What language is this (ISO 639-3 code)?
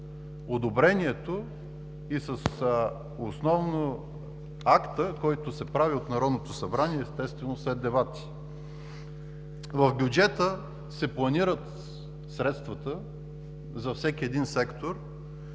bul